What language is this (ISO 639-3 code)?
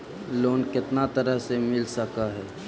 mag